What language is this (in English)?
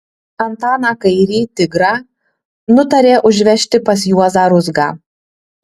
Lithuanian